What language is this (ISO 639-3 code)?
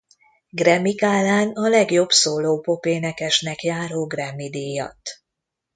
hun